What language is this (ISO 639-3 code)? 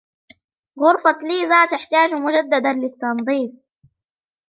ara